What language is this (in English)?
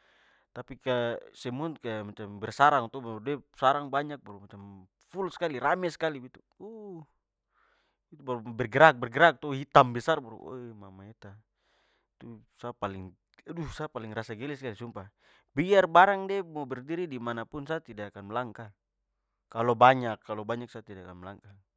Papuan Malay